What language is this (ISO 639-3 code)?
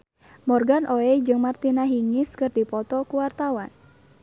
sun